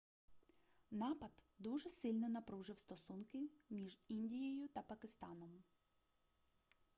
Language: Ukrainian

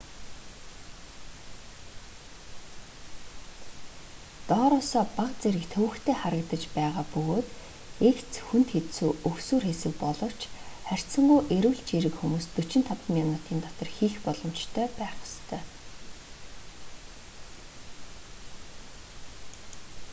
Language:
Mongolian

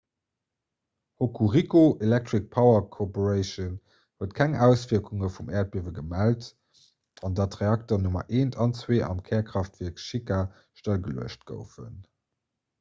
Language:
Luxembourgish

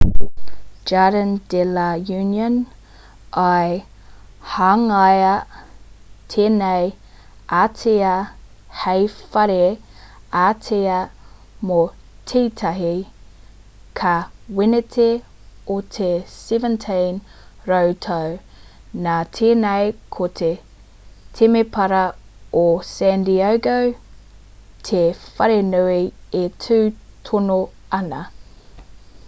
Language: Māori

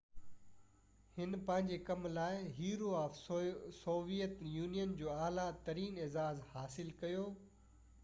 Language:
Sindhi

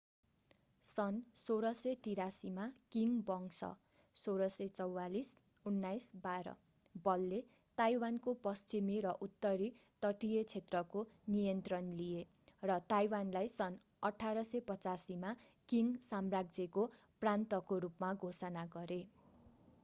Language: Nepali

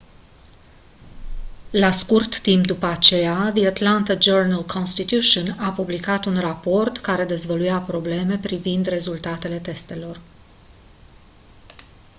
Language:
Romanian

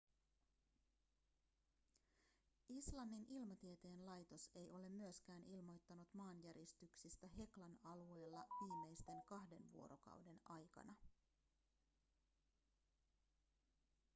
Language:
Finnish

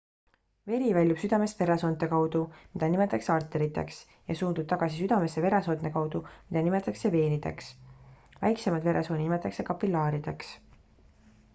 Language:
Estonian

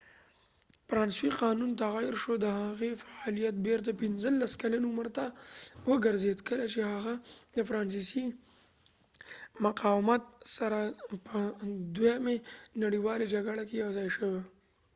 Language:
Pashto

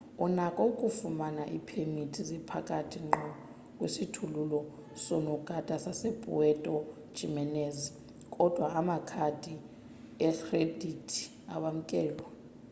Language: Xhosa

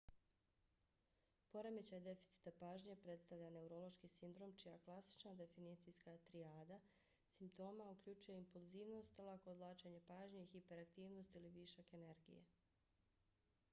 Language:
Bosnian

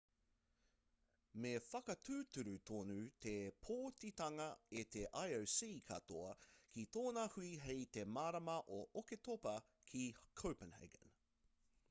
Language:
Māori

